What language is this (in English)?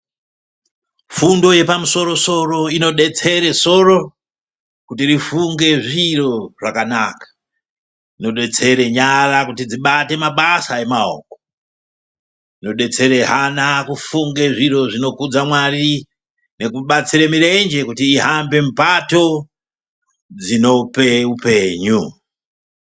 Ndau